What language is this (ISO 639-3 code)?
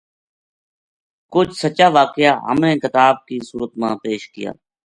gju